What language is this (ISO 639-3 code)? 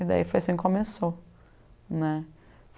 por